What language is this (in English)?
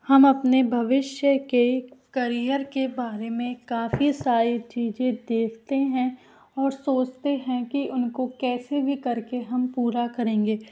Hindi